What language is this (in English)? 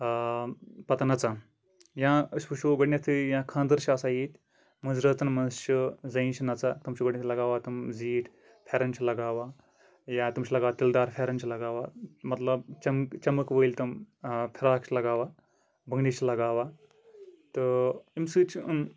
Kashmiri